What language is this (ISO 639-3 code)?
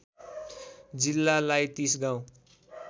nep